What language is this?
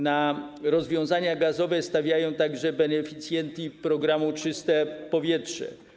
Polish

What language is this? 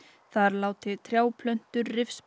Icelandic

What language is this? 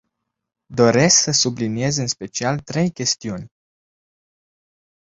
Romanian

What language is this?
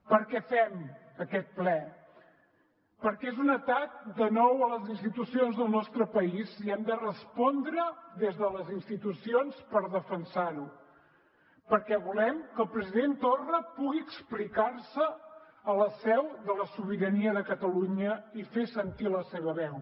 Catalan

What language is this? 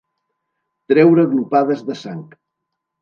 Catalan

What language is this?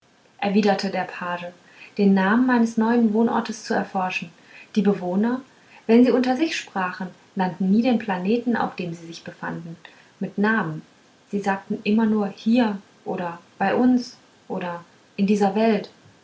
German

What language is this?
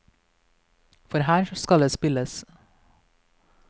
Norwegian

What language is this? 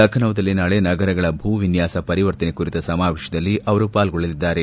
Kannada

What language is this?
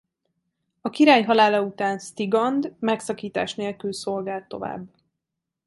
Hungarian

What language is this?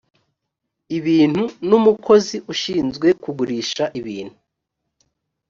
Kinyarwanda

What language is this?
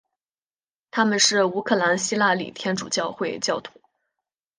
Chinese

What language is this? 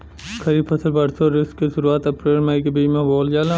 Bhojpuri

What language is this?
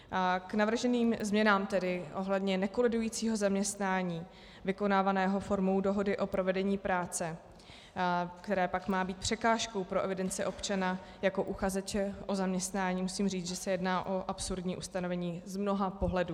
Czech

